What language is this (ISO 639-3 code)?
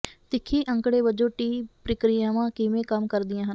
pan